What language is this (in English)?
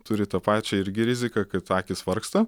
Lithuanian